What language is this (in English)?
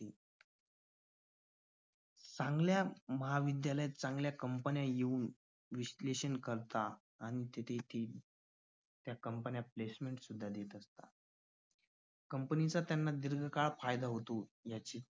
Marathi